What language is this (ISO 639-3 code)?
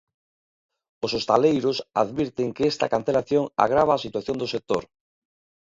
glg